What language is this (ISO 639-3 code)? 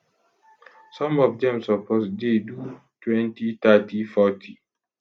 pcm